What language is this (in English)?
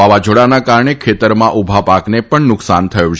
Gujarati